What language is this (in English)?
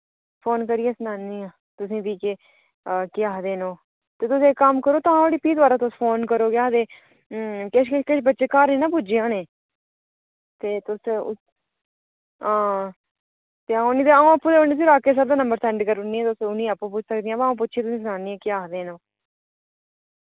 Dogri